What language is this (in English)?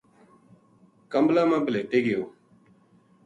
Gujari